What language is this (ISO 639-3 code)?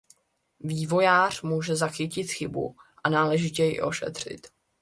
ces